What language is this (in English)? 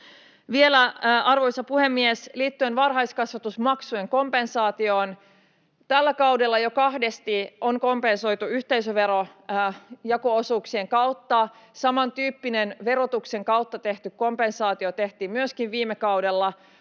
Finnish